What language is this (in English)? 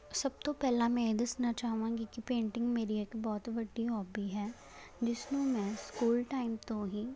Punjabi